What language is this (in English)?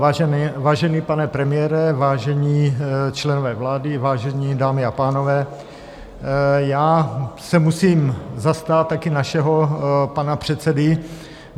Czech